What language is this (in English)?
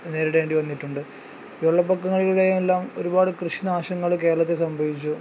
Malayalam